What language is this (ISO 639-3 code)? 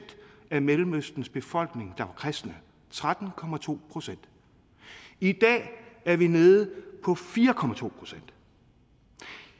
dan